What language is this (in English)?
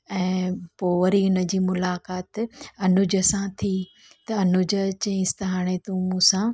Sindhi